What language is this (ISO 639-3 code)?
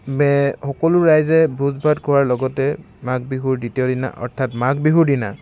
asm